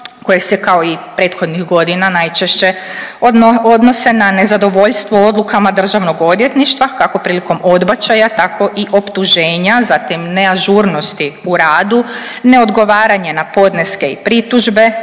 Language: Croatian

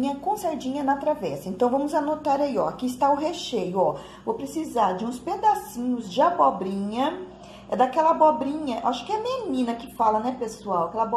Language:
Portuguese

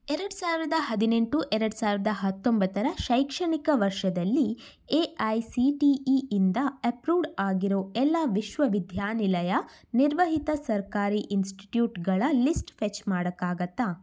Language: Kannada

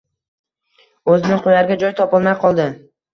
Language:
Uzbek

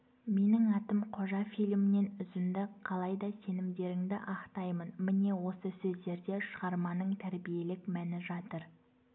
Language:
Kazakh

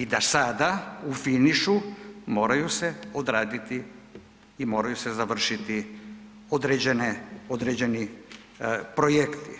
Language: Croatian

